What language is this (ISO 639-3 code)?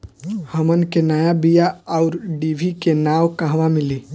bho